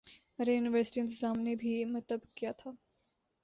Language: Urdu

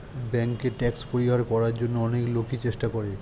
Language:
Bangla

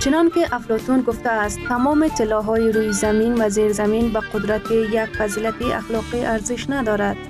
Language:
Persian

